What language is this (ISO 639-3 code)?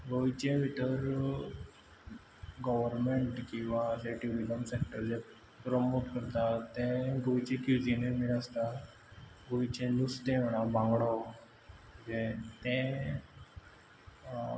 kok